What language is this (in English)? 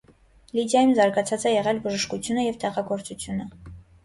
Armenian